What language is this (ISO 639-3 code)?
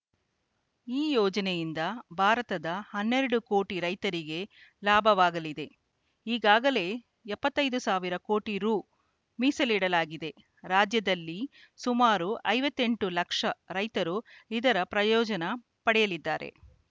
kan